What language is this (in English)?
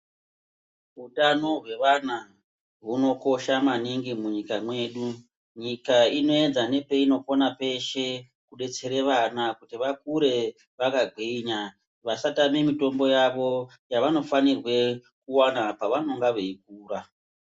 Ndau